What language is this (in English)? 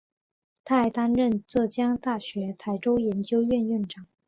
Chinese